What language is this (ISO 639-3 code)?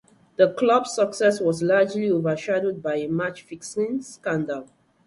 eng